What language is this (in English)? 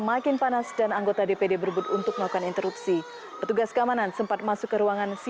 Indonesian